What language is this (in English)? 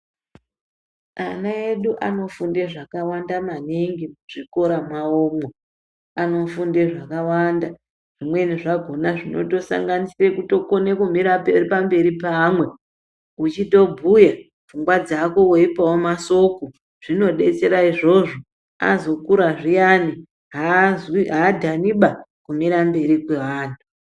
Ndau